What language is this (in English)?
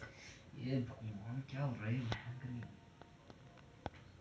Hindi